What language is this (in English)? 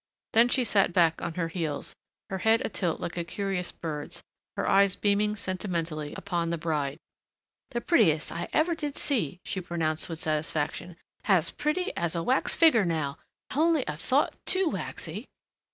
English